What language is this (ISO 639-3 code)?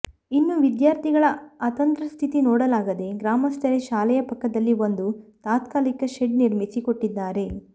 kan